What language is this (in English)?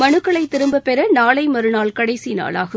Tamil